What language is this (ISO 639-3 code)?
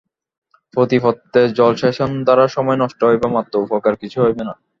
ben